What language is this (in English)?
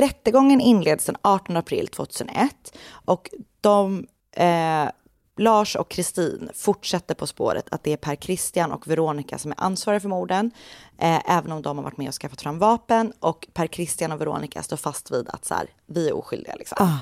Swedish